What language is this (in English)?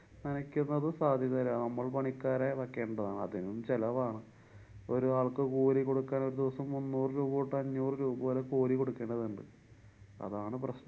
Malayalam